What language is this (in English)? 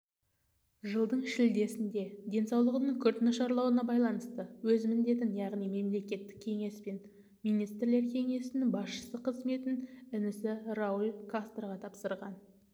Kazakh